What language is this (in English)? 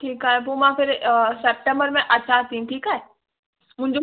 Sindhi